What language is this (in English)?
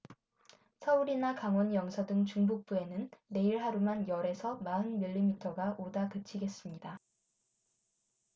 Korean